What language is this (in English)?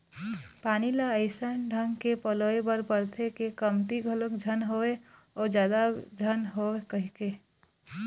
Chhattisgarhi